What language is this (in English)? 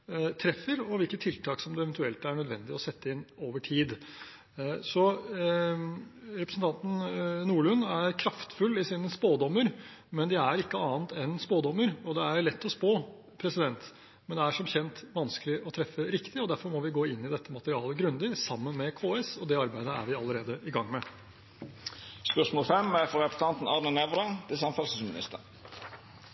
Norwegian